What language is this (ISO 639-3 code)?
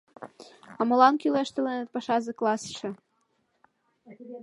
chm